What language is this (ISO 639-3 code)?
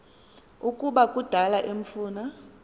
xho